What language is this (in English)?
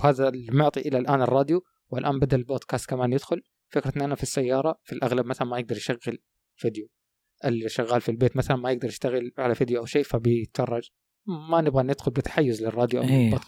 Arabic